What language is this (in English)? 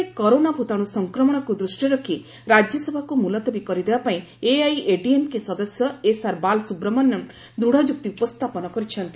Odia